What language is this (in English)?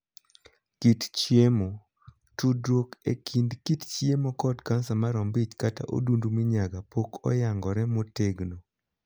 Luo (Kenya and Tanzania)